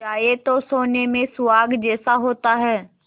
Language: Hindi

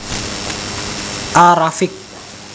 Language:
Javanese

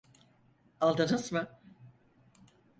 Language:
Turkish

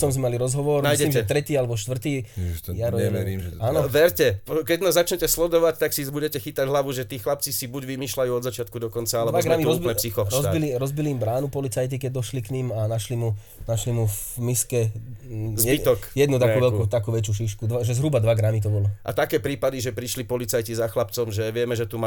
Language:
Slovak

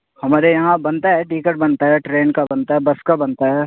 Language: Urdu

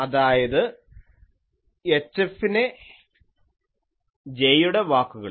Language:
Malayalam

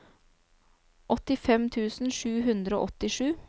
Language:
Norwegian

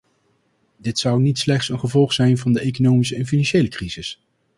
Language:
Dutch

